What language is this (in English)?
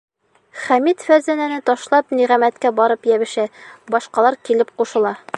Bashkir